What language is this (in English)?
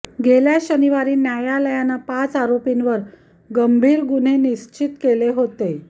Marathi